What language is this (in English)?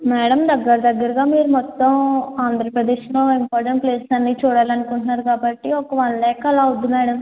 Telugu